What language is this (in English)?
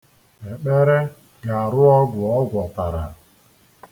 Igbo